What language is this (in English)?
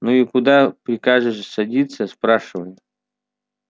Russian